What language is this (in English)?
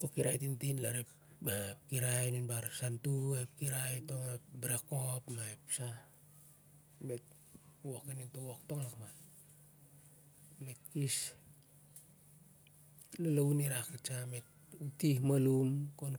Siar-Lak